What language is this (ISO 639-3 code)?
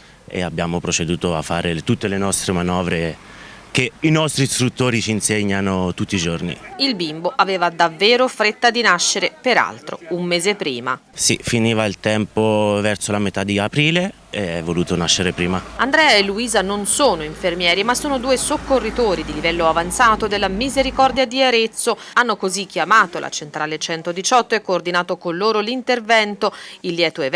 ita